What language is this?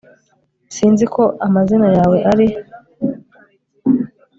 Kinyarwanda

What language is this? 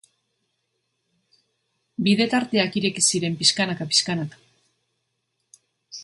Basque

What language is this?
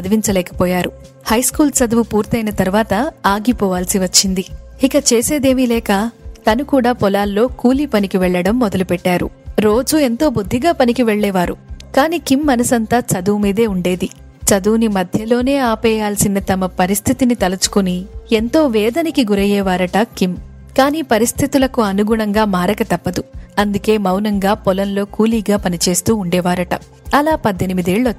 Telugu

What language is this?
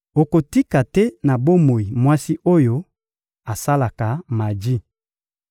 Lingala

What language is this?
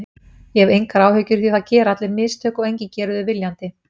Icelandic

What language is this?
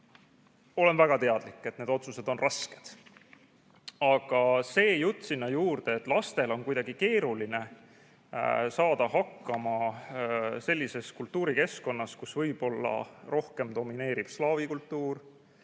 Estonian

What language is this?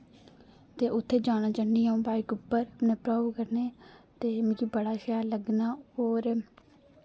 Dogri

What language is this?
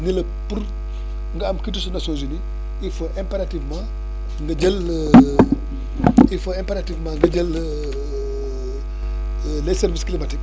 Wolof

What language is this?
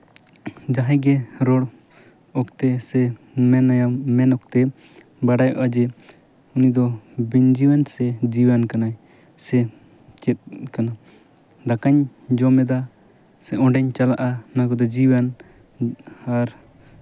Santali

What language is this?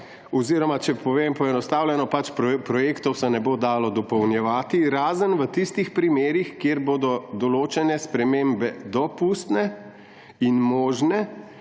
Slovenian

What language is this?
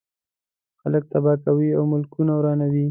Pashto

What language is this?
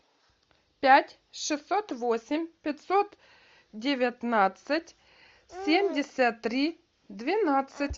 Russian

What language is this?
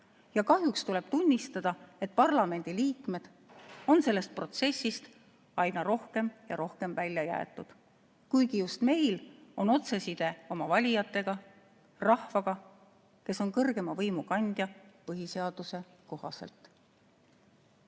Estonian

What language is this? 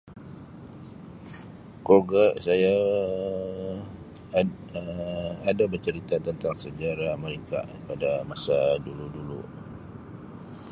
Sabah Malay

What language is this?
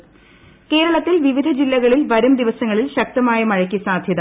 Malayalam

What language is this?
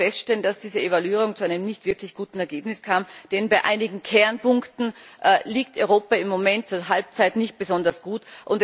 German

